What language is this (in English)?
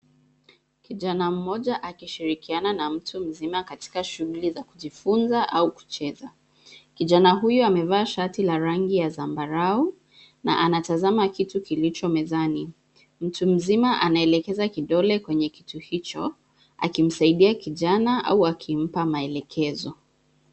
Swahili